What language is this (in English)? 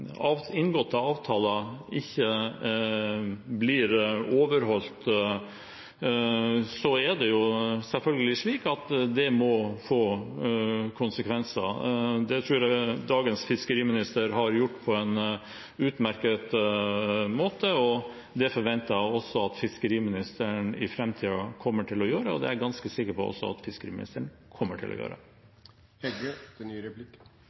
Norwegian Bokmål